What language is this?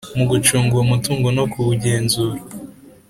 Kinyarwanda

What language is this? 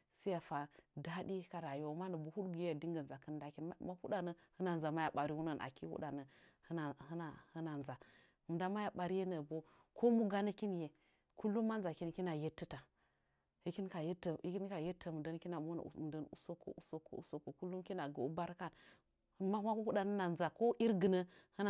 Nzanyi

